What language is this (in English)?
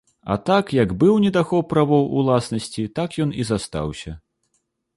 Belarusian